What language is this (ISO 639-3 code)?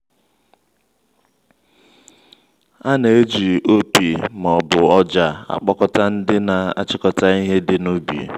ibo